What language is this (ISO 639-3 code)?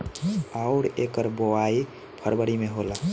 bho